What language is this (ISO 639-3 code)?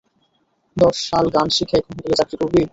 ben